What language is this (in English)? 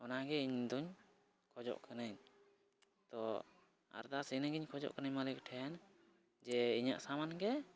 Santali